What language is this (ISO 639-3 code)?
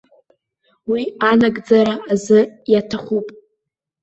abk